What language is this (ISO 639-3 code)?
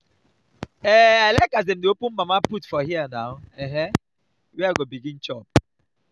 pcm